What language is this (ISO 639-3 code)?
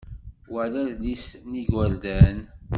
kab